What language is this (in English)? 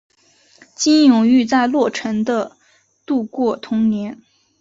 Chinese